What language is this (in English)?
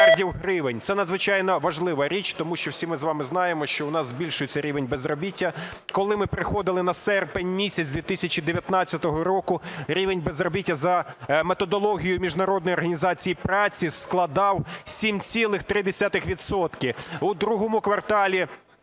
Ukrainian